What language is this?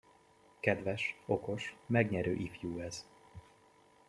Hungarian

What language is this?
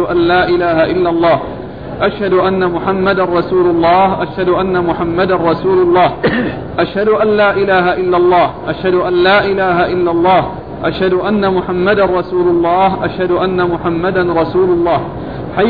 Arabic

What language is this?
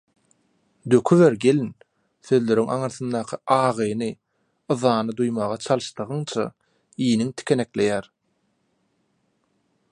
Turkmen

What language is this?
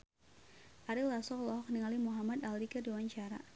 Sundanese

